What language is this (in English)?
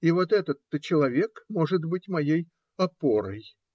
Russian